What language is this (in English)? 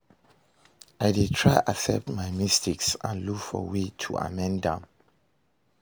Nigerian Pidgin